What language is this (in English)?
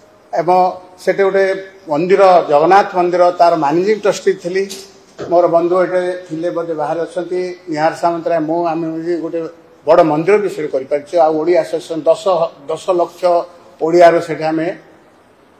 Bangla